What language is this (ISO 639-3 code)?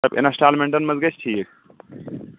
kas